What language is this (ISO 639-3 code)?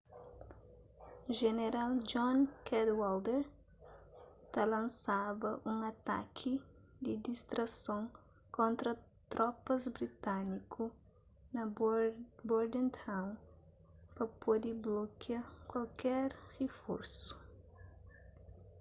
kea